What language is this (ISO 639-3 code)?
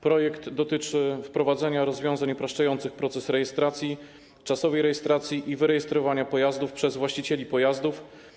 pol